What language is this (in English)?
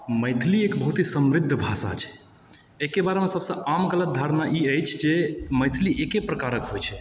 Maithili